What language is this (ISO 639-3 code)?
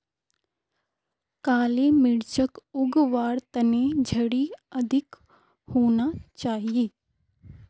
mag